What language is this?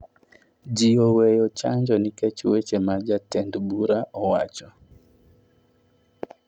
Luo (Kenya and Tanzania)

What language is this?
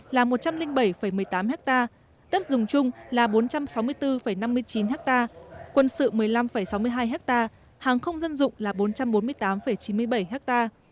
Vietnamese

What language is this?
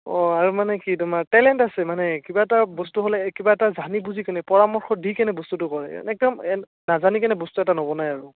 Assamese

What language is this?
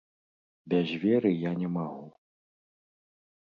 Belarusian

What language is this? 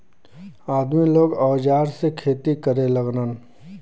Bhojpuri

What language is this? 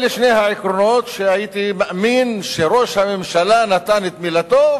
Hebrew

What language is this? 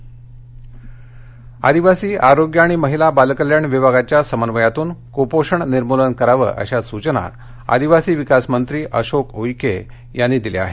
Marathi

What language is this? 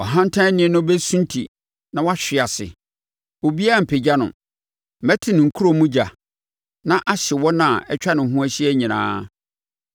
Akan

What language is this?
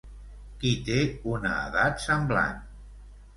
Catalan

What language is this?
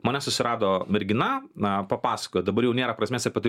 Lithuanian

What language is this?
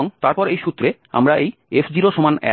Bangla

